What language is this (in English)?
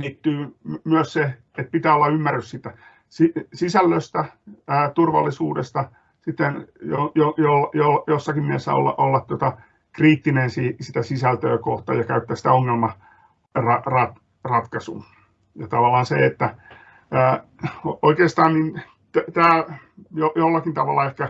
Finnish